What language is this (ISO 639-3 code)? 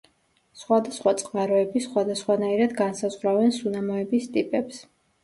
kat